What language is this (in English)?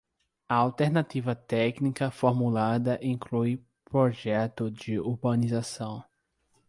Portuguese